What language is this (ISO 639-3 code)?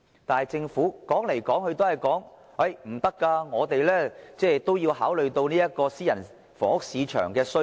yue